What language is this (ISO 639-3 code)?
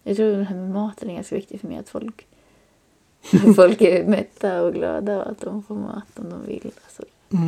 swe